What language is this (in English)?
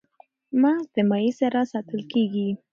Pashto